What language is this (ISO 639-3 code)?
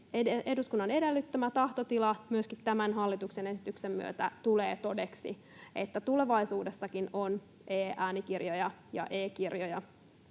fin